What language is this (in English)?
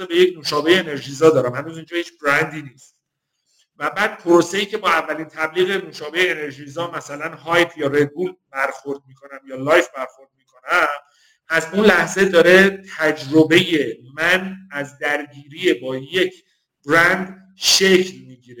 Persian